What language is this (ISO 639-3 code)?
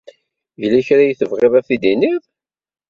kab